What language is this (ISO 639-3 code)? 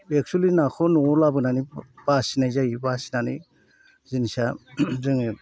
brx